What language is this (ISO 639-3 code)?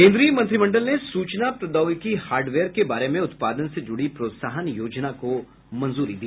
hin